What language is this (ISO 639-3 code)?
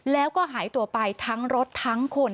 tha